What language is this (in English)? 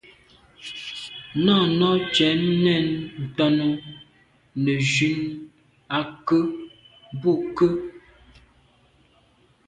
Medumba